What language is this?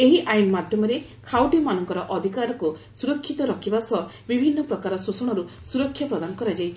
Odia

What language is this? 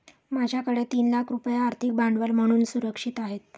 Marathi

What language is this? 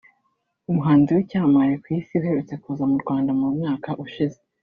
Kinyarwanda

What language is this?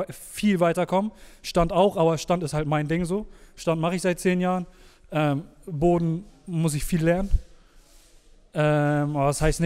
German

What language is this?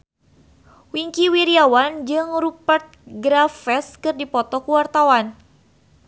Sundanese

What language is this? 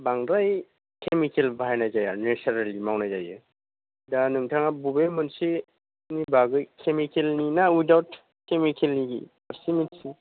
Bodo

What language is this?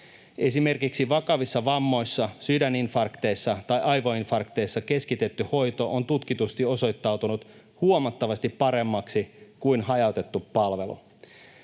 Finnish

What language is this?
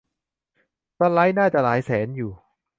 Thai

